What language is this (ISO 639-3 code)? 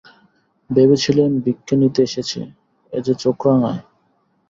ben